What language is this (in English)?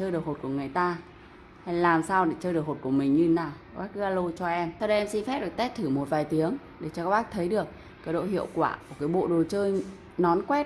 Vietnamese